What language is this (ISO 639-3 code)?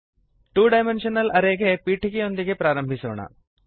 kan